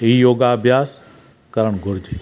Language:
Sindhi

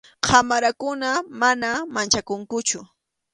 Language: Arequipa-La Unión Quechua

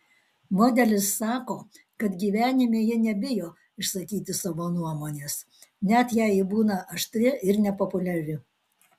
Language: Lithuanian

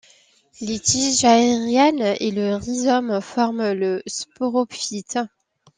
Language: French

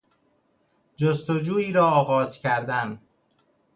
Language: Persian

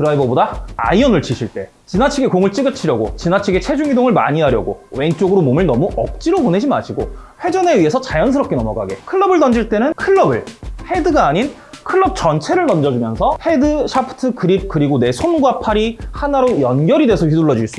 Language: Korean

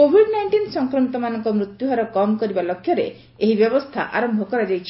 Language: Odia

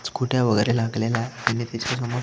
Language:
Marathi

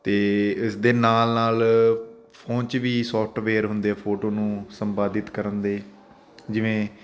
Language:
Punjabi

